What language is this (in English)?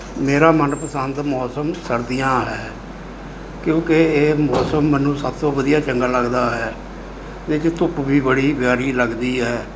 Punjabi